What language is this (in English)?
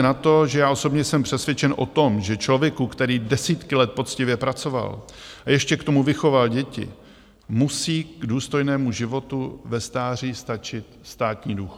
Czech